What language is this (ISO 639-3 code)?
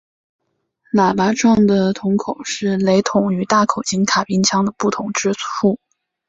zho